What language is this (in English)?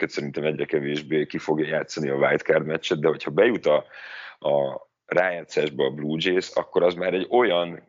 Hungarian